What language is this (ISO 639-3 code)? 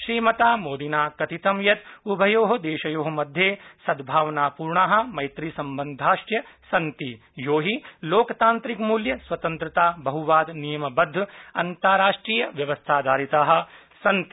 san